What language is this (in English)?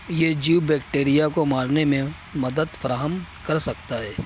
Urdu